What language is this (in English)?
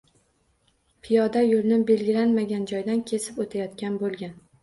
Uzbek